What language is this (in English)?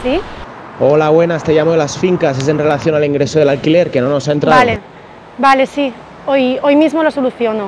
Spanish